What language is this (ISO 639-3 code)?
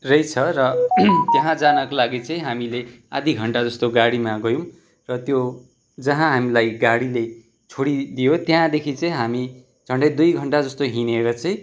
nep